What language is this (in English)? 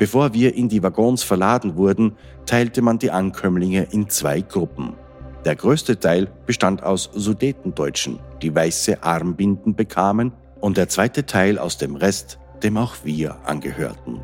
German